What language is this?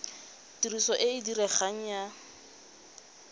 Tswana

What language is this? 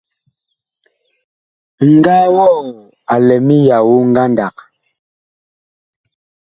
Bakoko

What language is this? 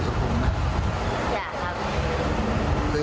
Thai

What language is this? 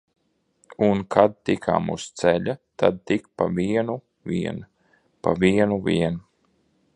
Latvian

